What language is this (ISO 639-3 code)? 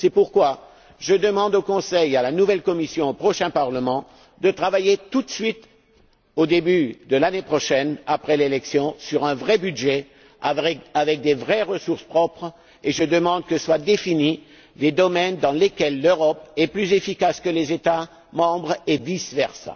fra